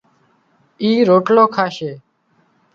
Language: Wadiyara Koli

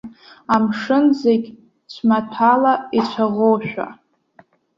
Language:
Abkhazian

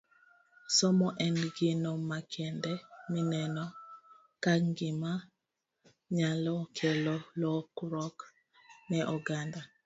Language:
Luo (Kenya and Tanzania)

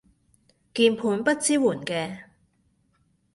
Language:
Cantonese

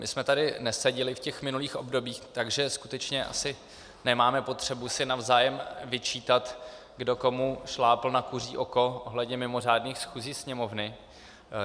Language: Czech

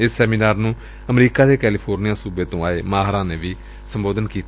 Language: Punjabi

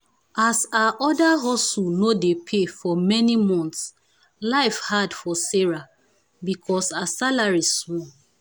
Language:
Nigerian Pidgin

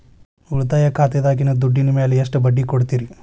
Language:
Kannada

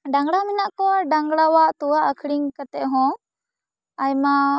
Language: Santali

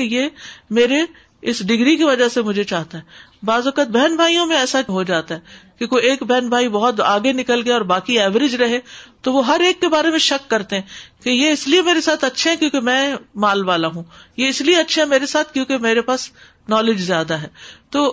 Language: Urdu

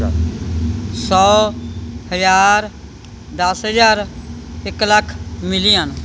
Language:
Punjabi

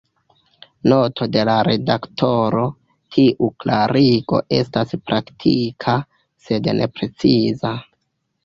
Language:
Esperanto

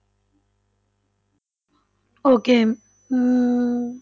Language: Punjabi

